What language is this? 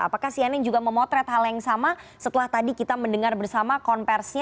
Indonesian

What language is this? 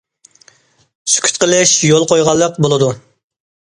Uyghur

